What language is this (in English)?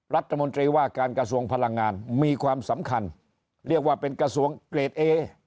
Thai